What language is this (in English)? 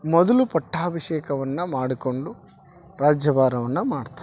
Kannada